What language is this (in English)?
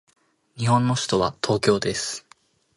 Japanese